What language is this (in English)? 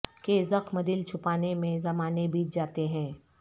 Urdu